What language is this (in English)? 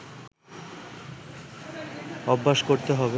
Bangla